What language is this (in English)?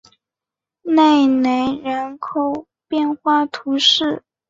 Chinese